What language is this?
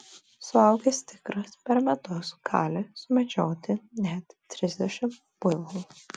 Lithuanian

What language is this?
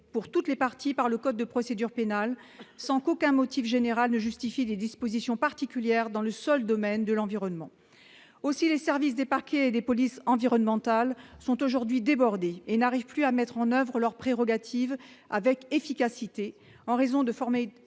French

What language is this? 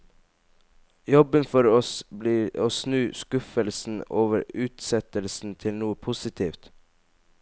Norwegian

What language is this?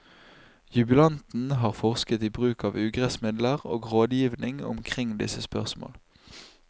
Norwegian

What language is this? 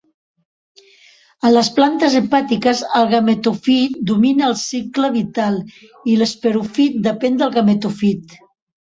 Catalan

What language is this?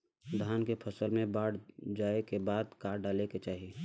Bhojpuri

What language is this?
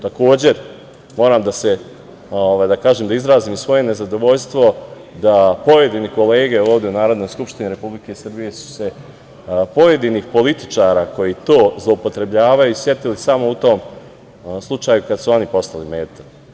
Serbian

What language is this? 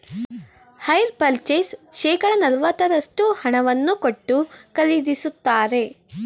Kannada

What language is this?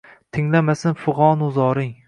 Uzbek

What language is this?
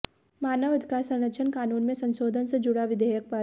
Hindi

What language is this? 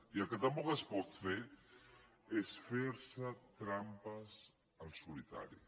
Catalan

